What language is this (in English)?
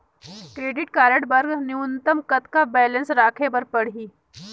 Chhattisgarhi